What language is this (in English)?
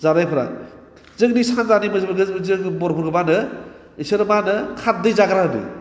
Bodo